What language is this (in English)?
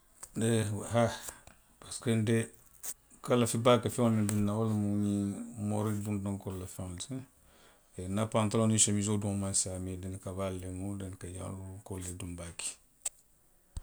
Western Maninkakan